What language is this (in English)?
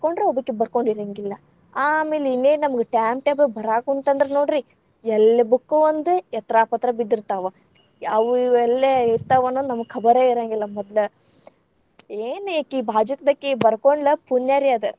Kannada